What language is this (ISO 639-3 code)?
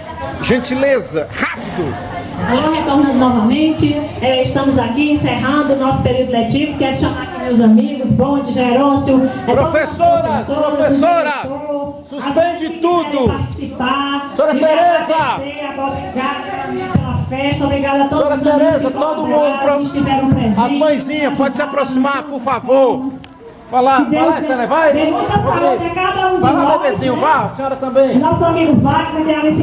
por